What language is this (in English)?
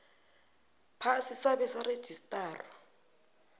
South Ndebele